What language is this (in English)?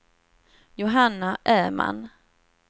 Swedish